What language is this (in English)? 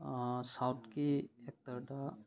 Manipuri